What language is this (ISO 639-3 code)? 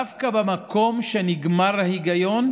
heb